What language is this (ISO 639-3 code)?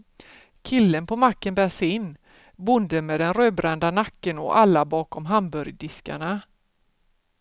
swe